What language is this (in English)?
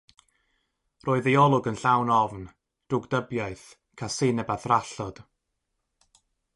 Welsh